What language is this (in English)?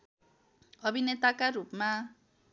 Nepali